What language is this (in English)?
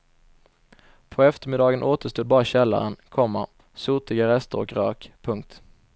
Swedish